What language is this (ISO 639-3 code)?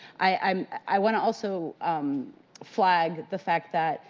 eng